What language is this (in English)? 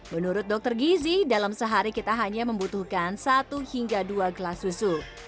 Indonesian